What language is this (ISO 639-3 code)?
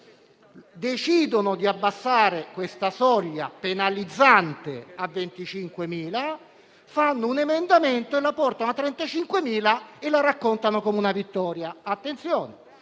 ita